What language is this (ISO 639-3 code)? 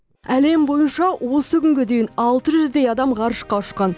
kaz